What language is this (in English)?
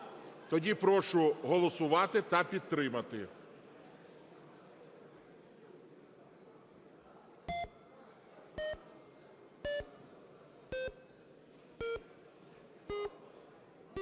Ukrainian